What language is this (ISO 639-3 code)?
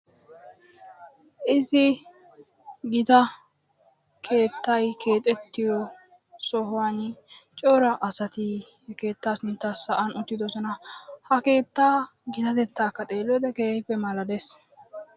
wal